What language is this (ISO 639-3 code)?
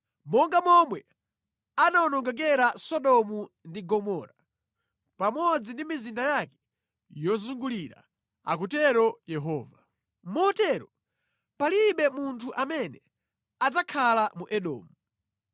nya